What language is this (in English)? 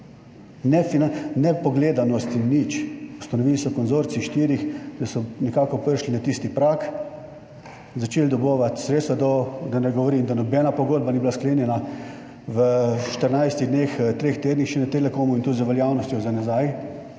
Slovenian